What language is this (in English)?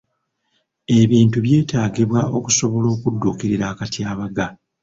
Ganda